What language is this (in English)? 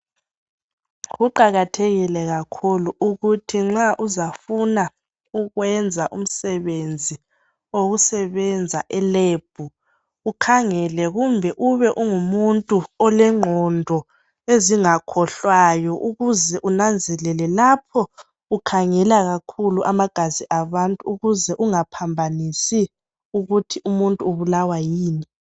North Ndebele